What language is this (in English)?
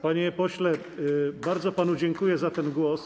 Polish